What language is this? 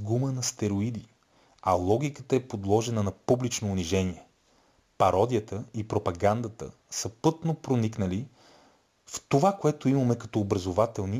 Bulgarian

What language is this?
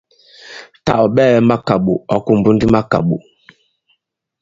Bankon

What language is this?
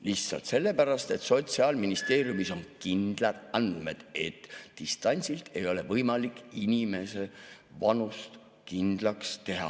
Estonian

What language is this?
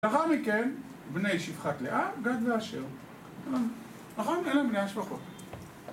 Hebrew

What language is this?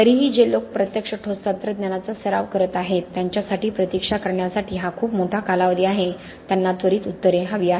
Marathi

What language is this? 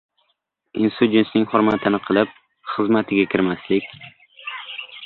Uzbek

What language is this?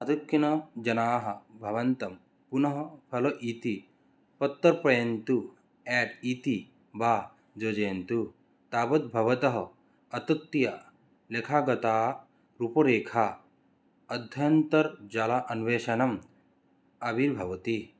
Sanskrit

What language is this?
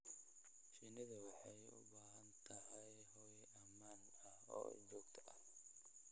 Somali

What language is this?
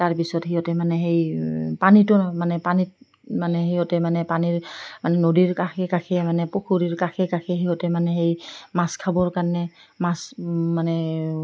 Assamese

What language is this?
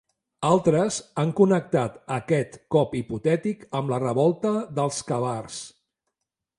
Catalan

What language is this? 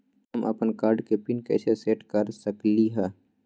Magahi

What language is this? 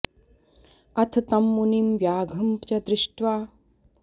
Sanskrit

